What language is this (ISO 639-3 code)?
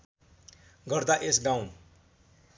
nep